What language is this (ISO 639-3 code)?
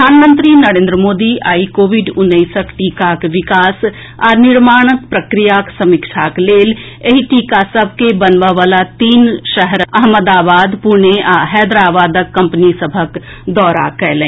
mai